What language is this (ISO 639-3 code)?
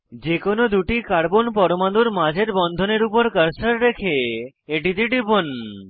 ben